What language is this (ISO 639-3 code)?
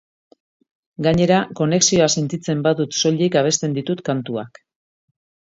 eus